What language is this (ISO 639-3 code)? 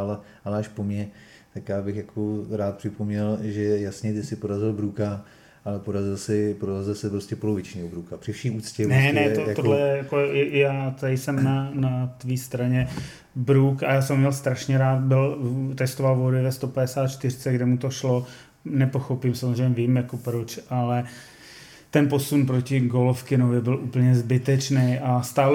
ces